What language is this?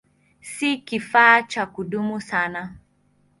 Swahili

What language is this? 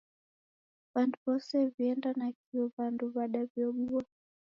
Taita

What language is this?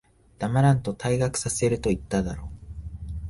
Japanese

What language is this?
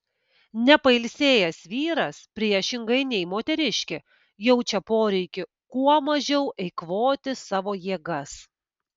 Lithuanian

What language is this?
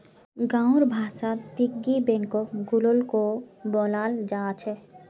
Magahi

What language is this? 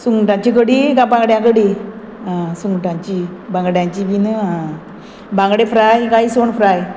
Konkani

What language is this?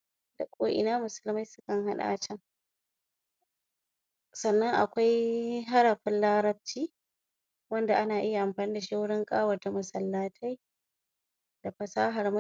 Hausa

